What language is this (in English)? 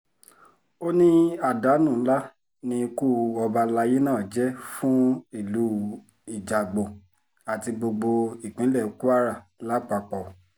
Yoruba